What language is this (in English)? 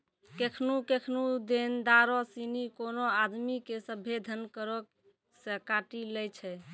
Maithili